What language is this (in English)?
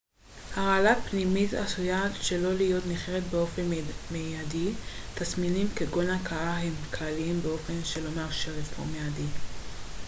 Hebrew